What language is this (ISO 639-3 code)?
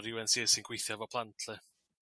cym